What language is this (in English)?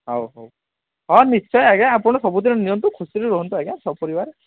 Odia